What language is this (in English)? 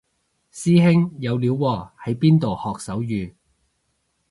Cantonese